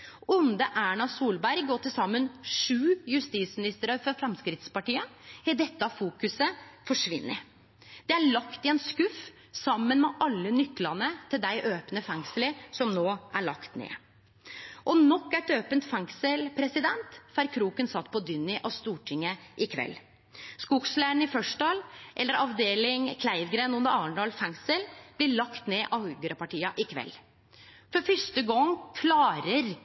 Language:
Norwegian Nynorsk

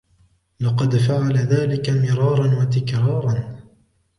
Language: Arabic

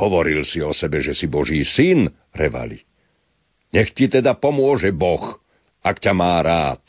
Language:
Slovak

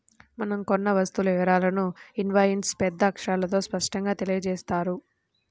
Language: Telugu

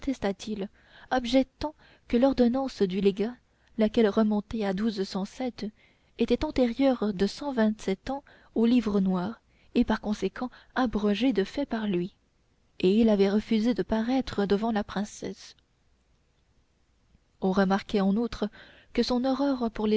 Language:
French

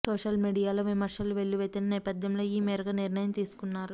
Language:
Telugu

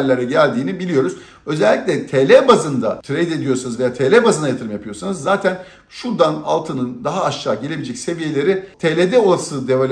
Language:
Turkish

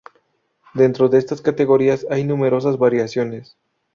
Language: Spanish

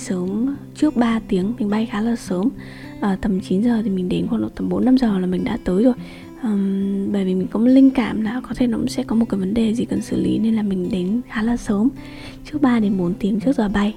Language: Vietnamese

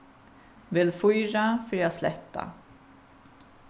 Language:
Faroese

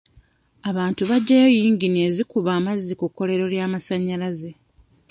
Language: Ganda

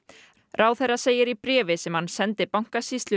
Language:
Icelandic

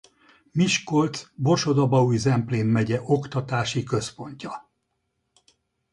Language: Hungarian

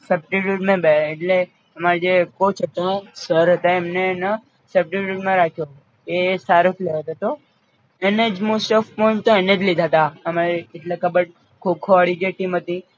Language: Gujarati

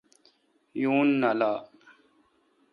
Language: Kalkoti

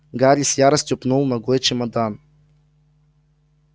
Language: Russian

